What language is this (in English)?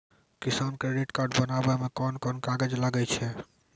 Maithili